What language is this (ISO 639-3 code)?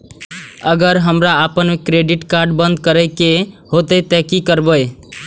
mai